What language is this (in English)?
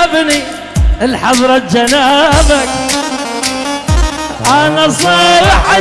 Arabic